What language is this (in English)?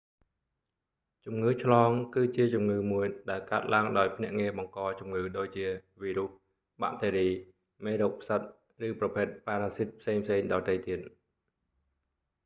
Khmer